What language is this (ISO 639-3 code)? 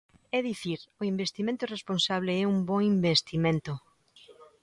glg